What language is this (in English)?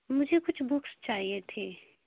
Urdu